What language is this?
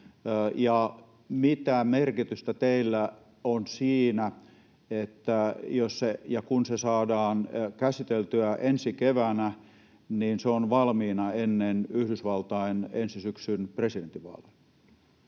Finnish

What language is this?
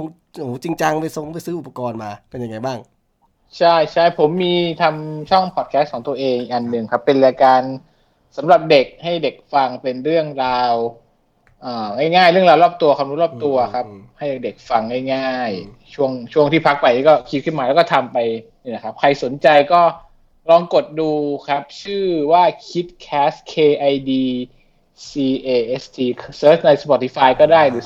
Thai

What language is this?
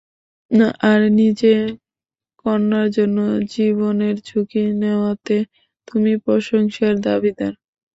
Bangla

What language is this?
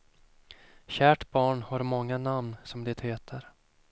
Swedish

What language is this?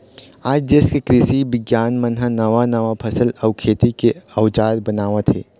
Chhattisgarhi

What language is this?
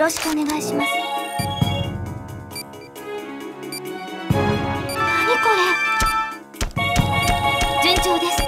Japanese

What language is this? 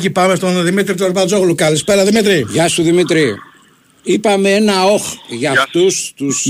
Greek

